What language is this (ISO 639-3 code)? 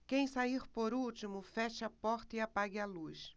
por